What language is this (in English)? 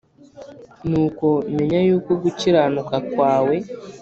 Kinyarwanda